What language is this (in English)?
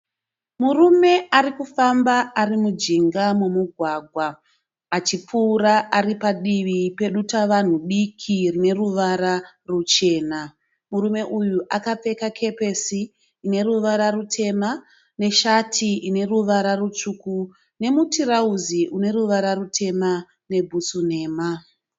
Shona